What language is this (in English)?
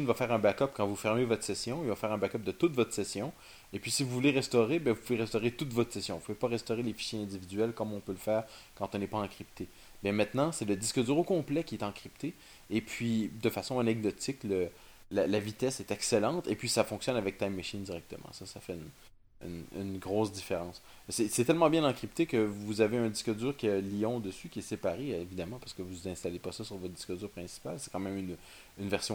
French